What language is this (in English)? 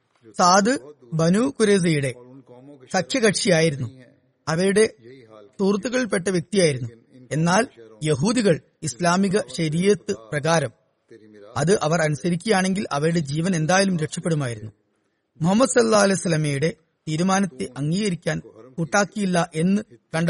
Malayalam